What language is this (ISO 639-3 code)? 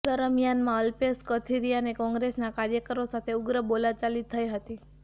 guj